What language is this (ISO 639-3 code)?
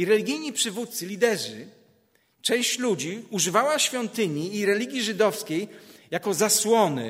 pol